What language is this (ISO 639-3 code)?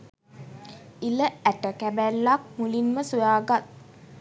sin